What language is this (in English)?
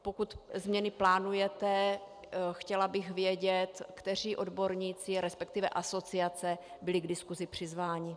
Czech